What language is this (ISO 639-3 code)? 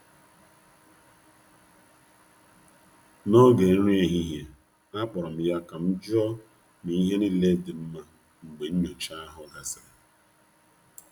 ibo